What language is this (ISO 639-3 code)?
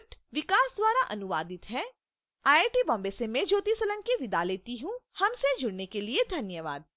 hin